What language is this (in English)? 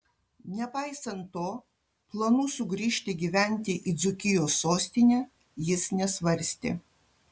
Lithuanian